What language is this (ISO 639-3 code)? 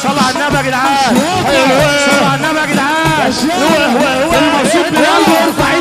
ara